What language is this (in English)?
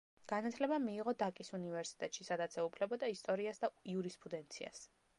Georgian